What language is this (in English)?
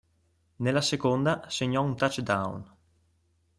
Italian